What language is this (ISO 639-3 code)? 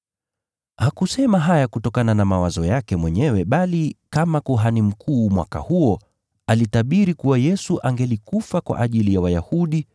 swa